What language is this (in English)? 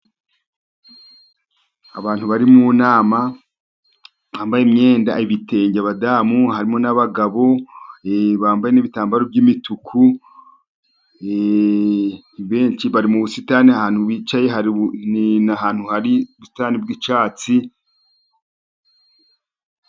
Kinyarwanda